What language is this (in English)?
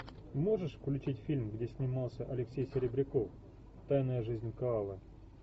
Russian